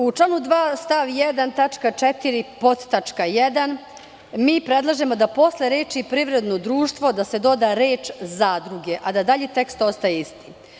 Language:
Serbian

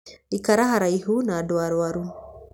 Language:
Kikuyu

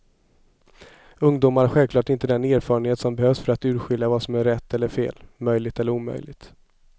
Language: Swedish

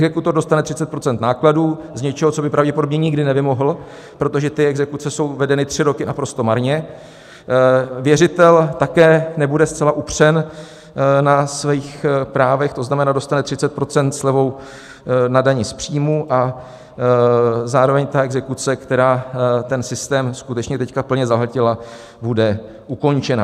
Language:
Czech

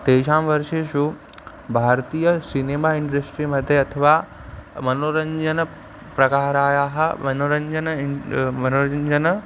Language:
Sanskrit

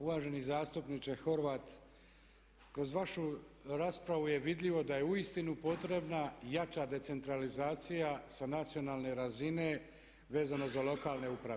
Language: Croatian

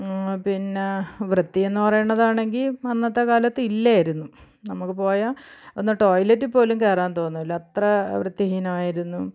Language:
Malayalam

